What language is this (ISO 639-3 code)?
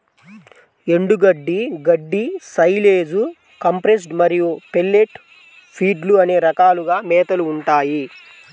tel